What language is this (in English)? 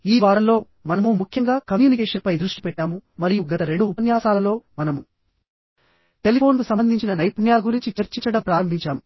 Telugu